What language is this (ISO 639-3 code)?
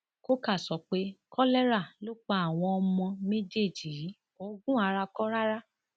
yor